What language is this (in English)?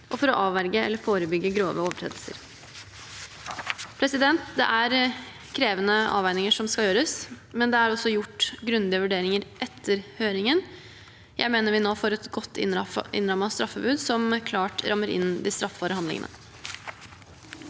Norwegian